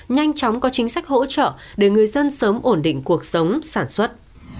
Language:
Vietnamese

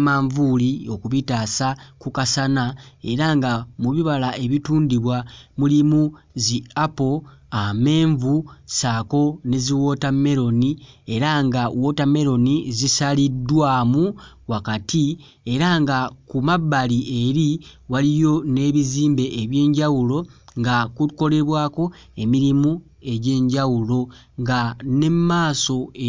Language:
Ganda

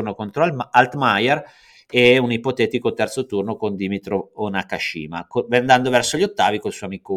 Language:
Italian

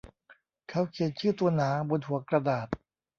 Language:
Thai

